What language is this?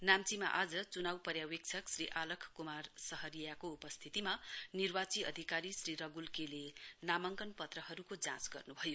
Nepali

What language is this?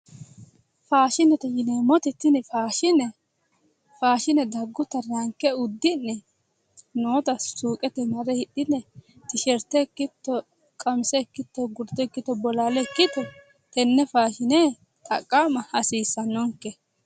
Sidamo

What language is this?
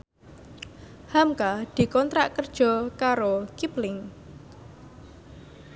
Javanese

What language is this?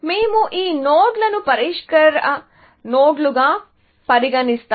Telugu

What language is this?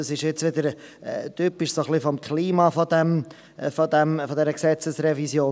Swiss German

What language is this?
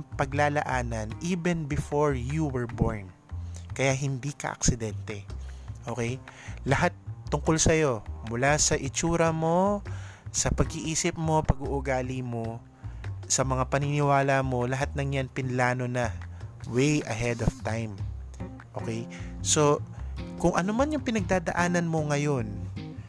Filipino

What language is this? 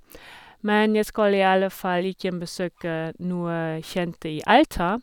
Norwegian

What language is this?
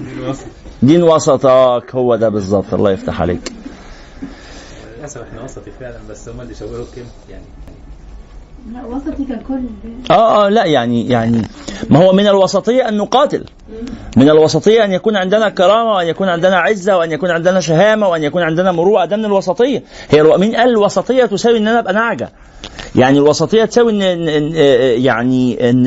Arabic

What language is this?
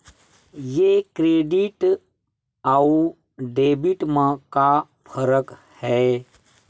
Chhattisgarhi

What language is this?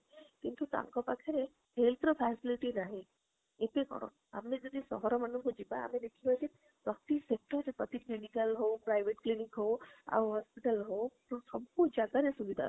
Odia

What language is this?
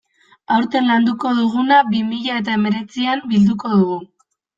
Basque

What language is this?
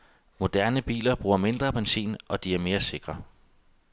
Danish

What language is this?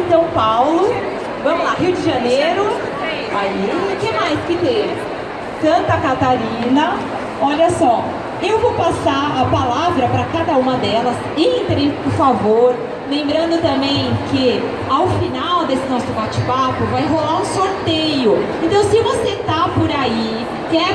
Portuguese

